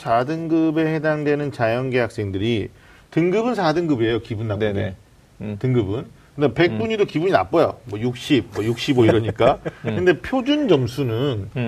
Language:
Korean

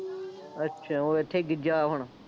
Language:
Punjabi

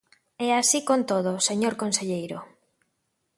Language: Galician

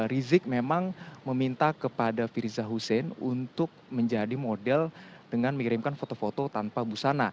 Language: Indonesian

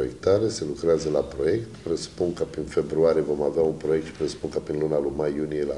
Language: Romanian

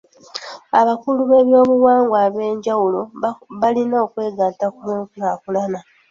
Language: Ganda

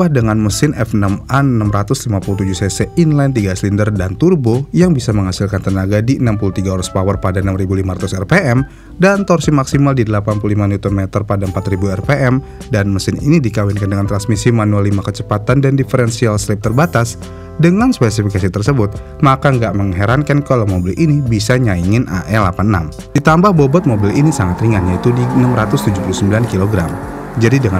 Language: Indonesian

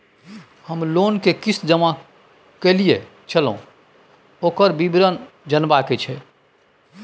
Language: Maithili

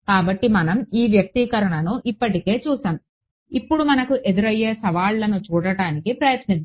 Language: Telugu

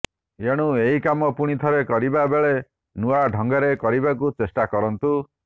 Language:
Odia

